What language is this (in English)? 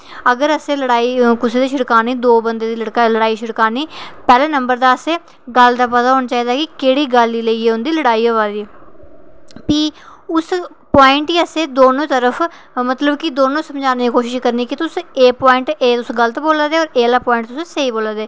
Dogri